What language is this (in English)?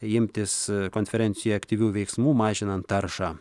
Lithuanian